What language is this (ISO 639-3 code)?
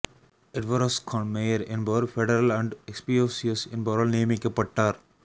tam